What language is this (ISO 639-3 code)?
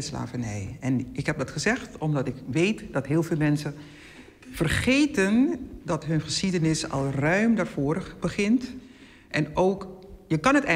nld